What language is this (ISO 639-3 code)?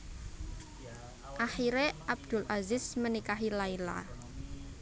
jav